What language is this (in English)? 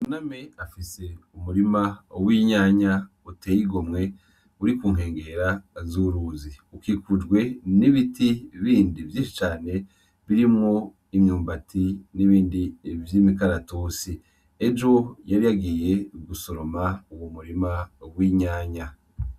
Rundi